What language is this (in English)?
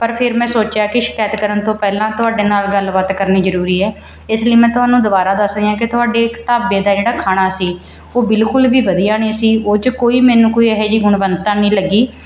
Punjabi